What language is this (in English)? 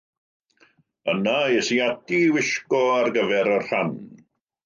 Welsh